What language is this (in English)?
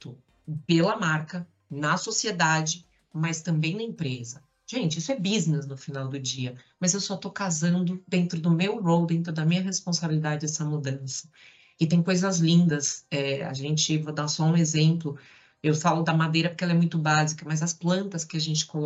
Portuguese